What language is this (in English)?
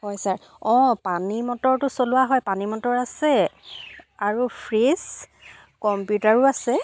Assamese